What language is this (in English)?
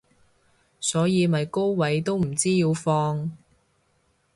Cantonese